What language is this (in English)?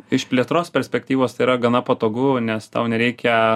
Lithuanian